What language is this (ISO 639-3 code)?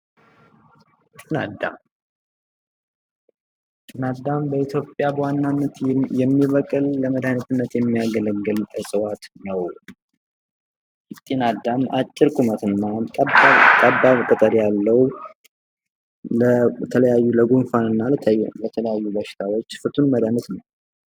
amh